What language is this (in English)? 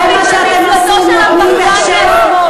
Hebrew